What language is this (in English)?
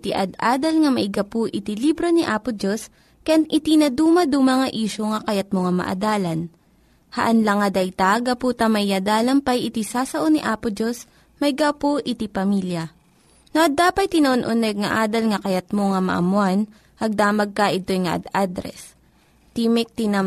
Filipino